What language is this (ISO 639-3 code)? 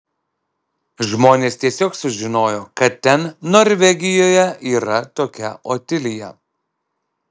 lit